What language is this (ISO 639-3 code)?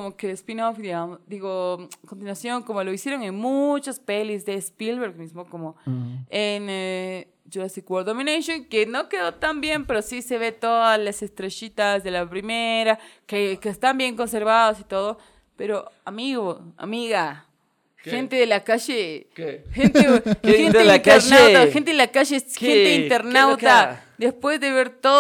spa